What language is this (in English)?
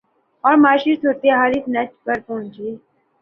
Urdu